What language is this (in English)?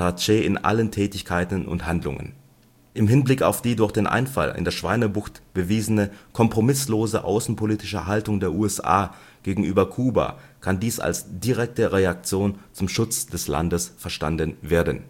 German